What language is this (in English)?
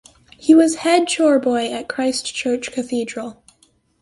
English